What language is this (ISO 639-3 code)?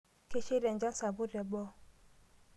mas